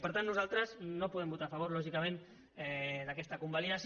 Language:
Catalan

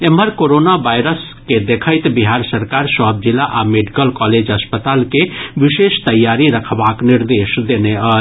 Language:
Maithili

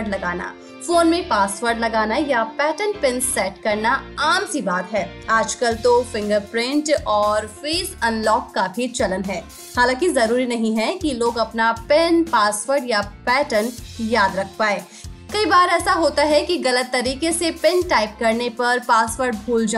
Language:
Hindi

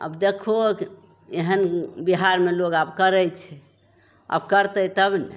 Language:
Maithili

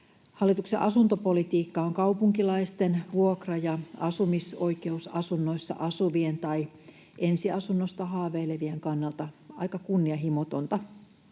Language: Finnish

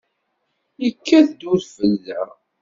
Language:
Kabyle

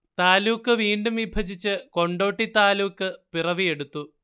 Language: Malayalam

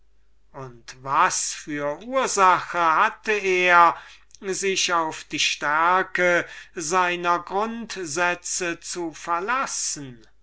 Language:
German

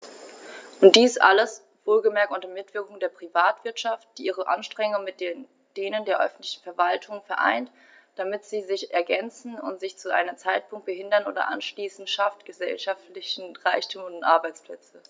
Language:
German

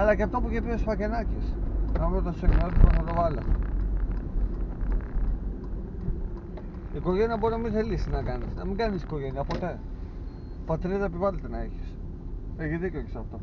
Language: Greek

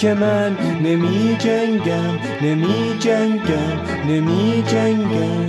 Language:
Persian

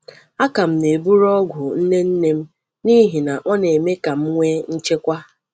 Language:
Igbo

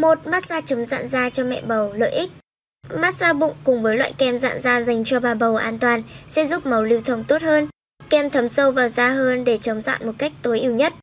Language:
Vietnamese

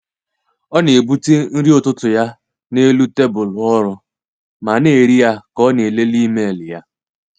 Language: Igbo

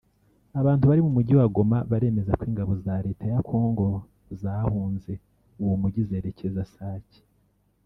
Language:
Kinyarwanda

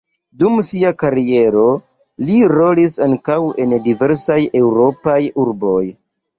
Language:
Esperanto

